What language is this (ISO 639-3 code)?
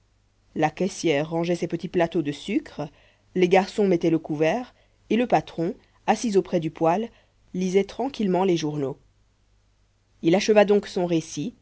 fra